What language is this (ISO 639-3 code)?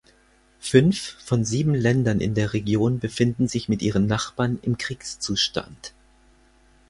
deu